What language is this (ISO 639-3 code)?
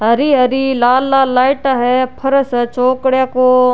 raj